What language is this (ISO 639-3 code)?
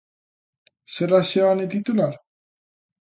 glg